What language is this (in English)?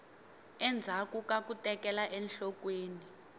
Tsonga